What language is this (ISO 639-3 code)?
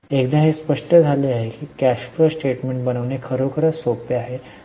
mar